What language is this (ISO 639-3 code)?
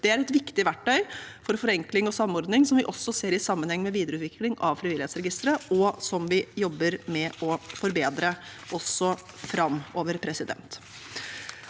nor